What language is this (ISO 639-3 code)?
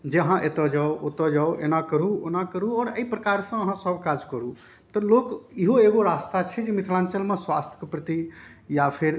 mai